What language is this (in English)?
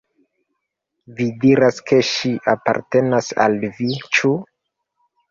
Esperanto